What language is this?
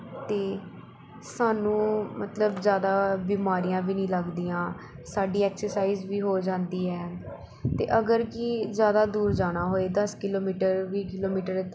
Punjabi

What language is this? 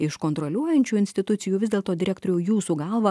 Lithuanian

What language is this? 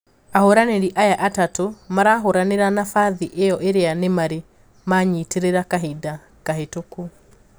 Kikuyu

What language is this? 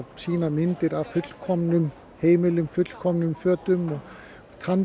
Icelandic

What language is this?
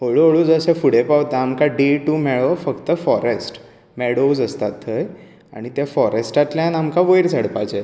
Konkani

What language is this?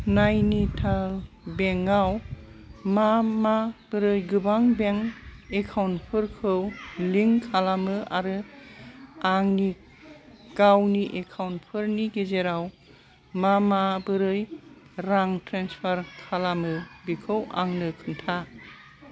Bodo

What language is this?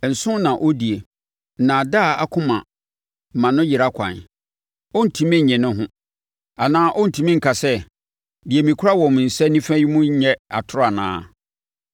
Akan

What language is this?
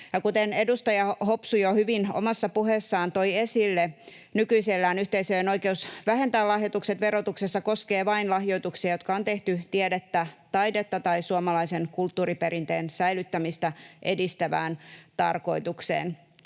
Finnish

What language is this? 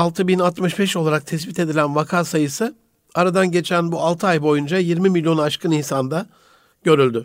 Turkish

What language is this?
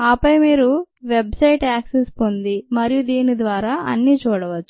Telugu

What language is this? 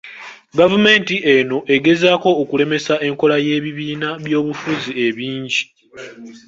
Ganda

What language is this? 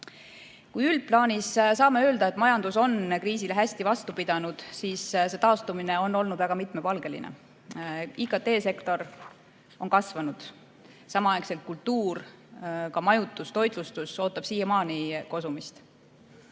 Estonian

